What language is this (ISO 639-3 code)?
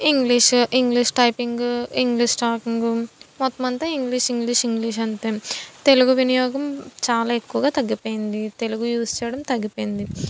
tel